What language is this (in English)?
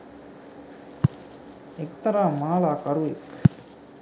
Sinhala